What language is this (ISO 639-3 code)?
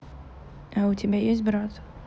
rus